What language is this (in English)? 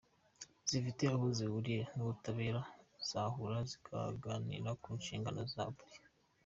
Kinyarwanda